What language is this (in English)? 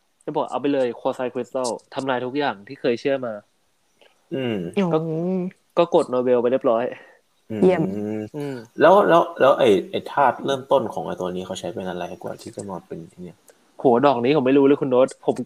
Thai